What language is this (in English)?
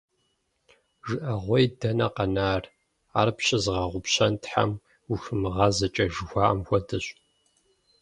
Kabardian